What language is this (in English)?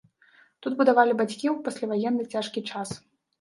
Belarusian